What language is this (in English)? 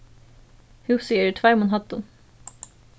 Faroese